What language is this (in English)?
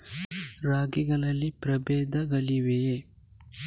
Kannada